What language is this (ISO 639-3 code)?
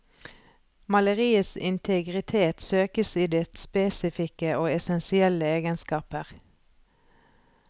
nor